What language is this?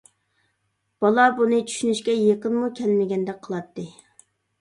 Uyghur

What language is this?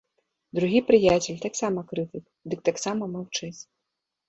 Belarusian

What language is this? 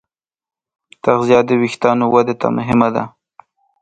Pashto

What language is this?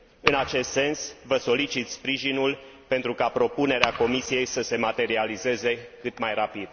Romanian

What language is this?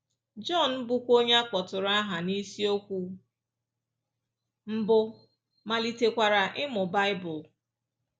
Igbo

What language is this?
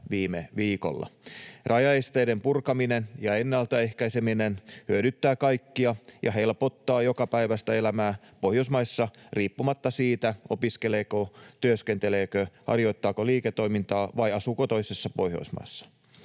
Finnish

